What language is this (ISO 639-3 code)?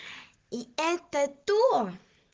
rus